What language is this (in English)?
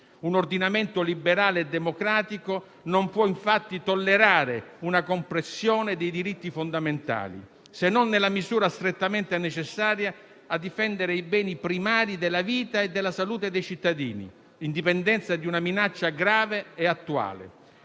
Italian